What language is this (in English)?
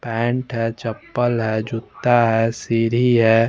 Hindi